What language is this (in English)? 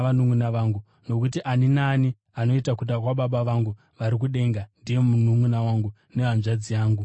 Shona